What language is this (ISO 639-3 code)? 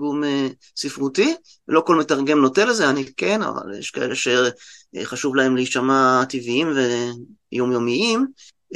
heb